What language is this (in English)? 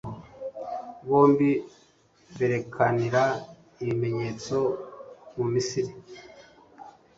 Kinyarwanda